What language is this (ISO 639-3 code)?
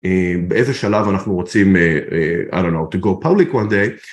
heb